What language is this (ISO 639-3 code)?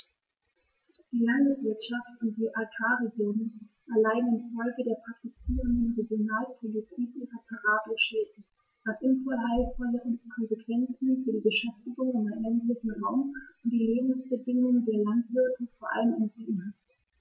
deu